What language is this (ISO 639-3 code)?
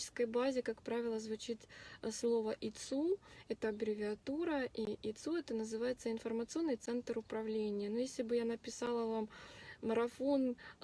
rus